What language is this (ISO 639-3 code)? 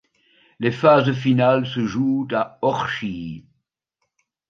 fra